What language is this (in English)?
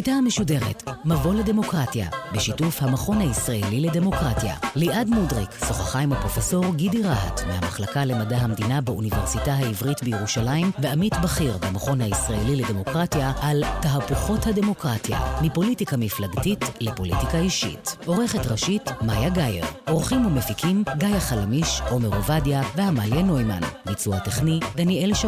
Hebrew